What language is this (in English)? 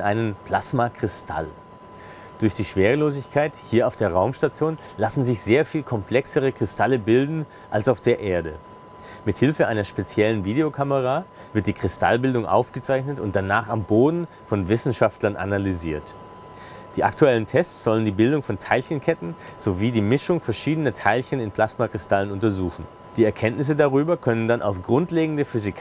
German